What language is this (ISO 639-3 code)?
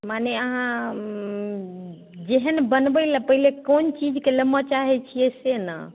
mai